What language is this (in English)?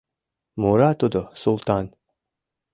Mari